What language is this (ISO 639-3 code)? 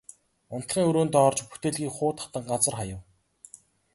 mon